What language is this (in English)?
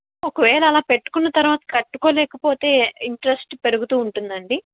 Telugu